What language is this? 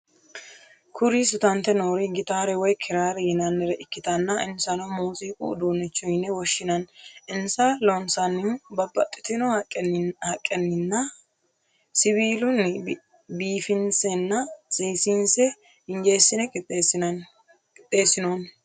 Sidamo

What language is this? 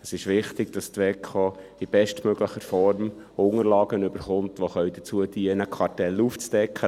Swiss German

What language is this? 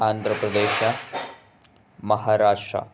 Kannada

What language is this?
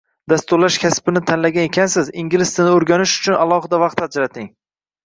Uzbek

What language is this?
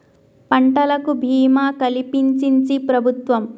Telugu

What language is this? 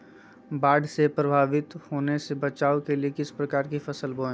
Magahi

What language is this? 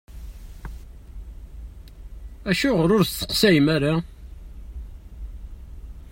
Kabyle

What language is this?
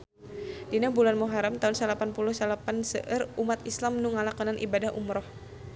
Sundanese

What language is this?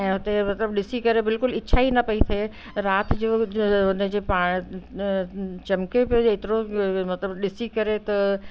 Sindhi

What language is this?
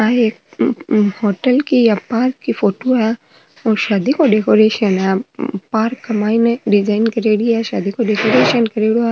Marwari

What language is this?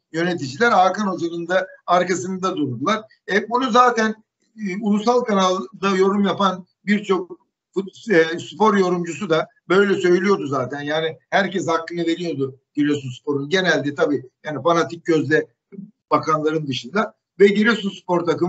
Turkish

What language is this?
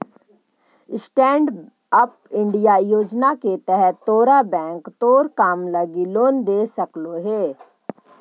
Magahi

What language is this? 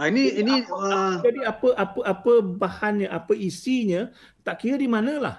Malay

